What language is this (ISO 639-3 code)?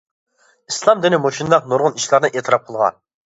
uig